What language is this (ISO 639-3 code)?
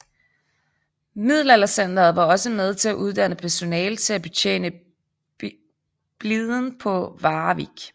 dan